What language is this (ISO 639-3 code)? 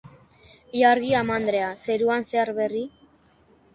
eus